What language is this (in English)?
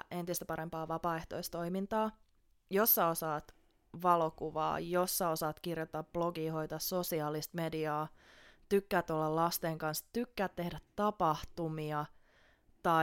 Finnish